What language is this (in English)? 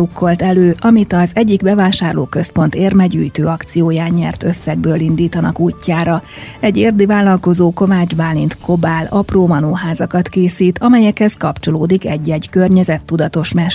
Hungarian